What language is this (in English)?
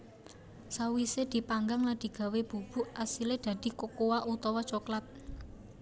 Javanese